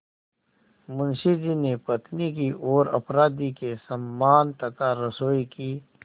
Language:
Hindi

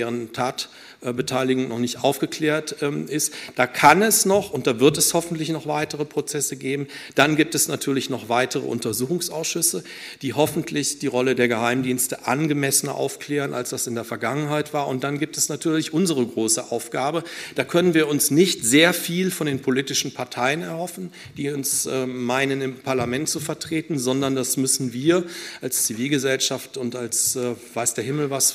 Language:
German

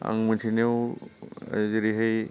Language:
Bodo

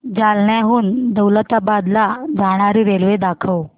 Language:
Marathi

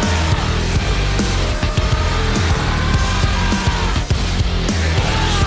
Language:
Japanese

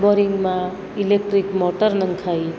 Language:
Gujarati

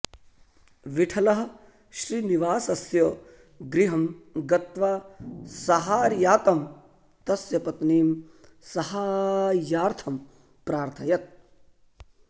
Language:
Sanskrit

